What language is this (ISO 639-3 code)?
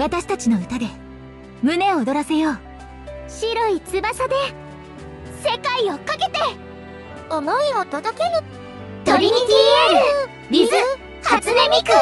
jpn